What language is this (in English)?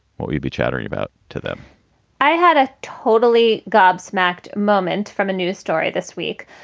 English